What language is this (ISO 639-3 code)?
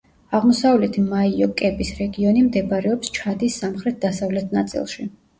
kat